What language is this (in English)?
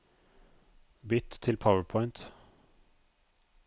Norwegian